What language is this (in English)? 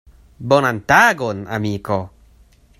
Esperanto